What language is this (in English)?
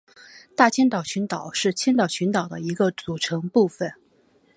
Chinese